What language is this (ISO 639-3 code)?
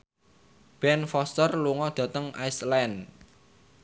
jav